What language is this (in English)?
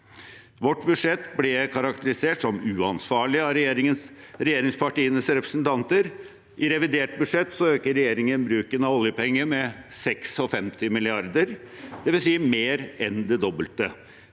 Norwegian